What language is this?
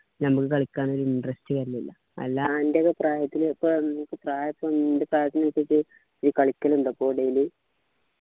Malayalam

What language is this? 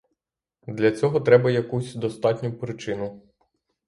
Ukrainian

